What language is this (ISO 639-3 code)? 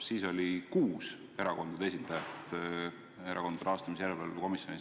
est